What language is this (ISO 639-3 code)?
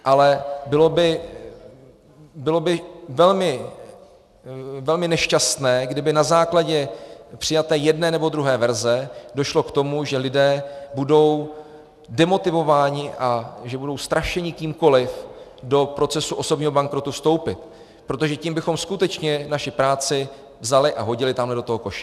ces